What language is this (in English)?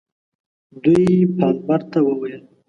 Pashto